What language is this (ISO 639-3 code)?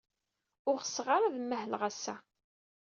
kab